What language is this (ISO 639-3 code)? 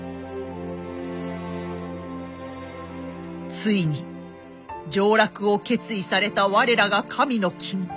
jpn